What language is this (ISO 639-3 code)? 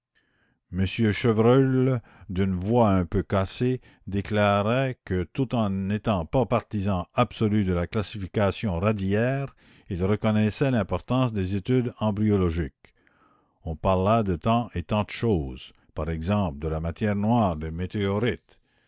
fra